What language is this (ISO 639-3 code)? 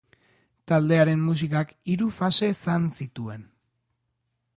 eus